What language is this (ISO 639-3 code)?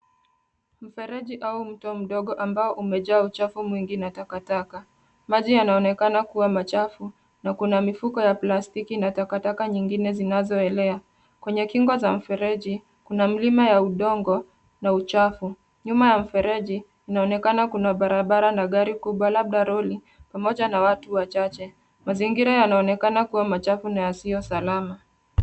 swa